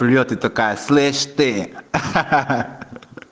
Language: Russian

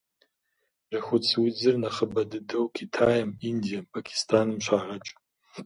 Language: Kabardian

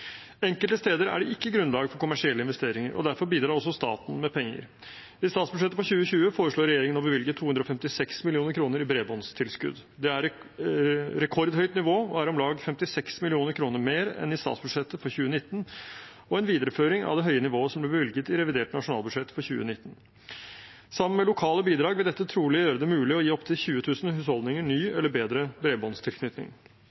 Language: Norwegian Bokmål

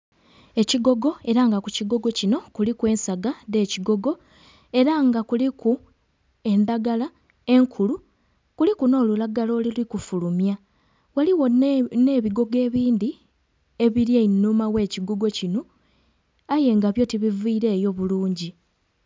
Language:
Soga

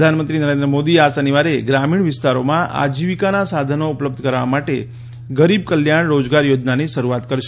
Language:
Gujarati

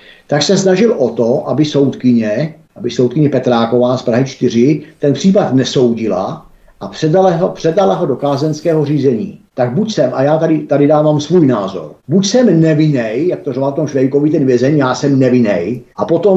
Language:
Czech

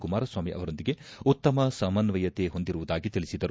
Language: Kannada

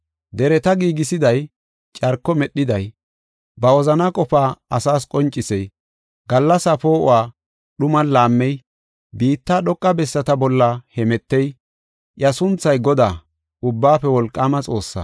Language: Gofa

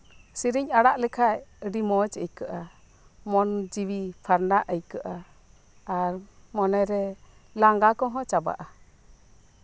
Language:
Santali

